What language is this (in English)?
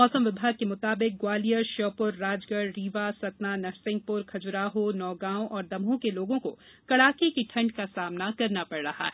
Hindi